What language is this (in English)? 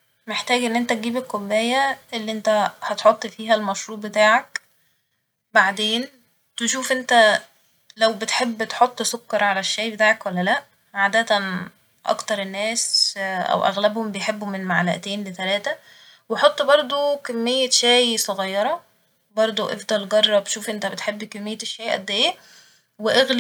Egyptian Arabic